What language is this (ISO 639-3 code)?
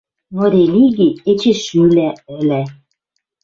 mrj